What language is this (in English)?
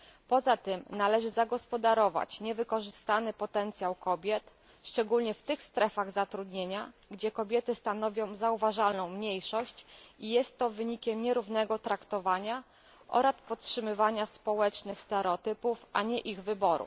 Polish